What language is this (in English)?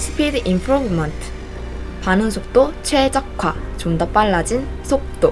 Korean